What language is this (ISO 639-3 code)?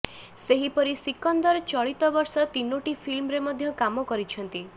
ori